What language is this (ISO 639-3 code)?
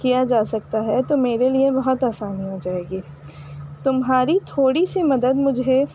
urd